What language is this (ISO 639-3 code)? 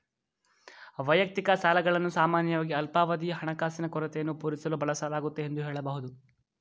kan